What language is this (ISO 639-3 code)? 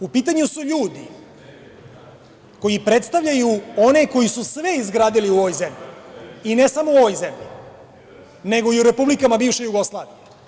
srp